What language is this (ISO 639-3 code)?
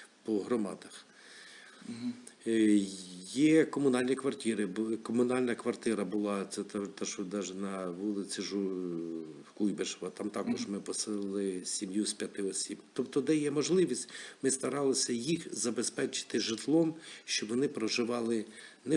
ukr